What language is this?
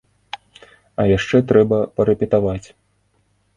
Belarusian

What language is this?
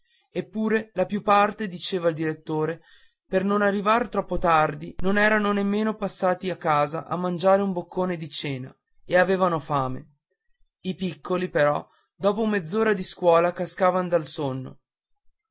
Italian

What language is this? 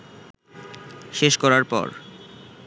Bangla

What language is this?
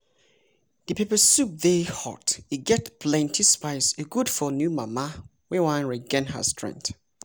Nigerian Pidgin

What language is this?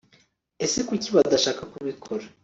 Kinyarwanda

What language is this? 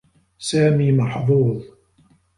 Arabic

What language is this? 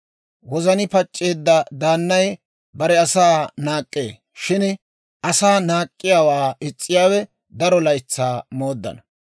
Dawro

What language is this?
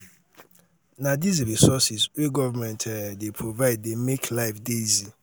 Nigerian Pidgin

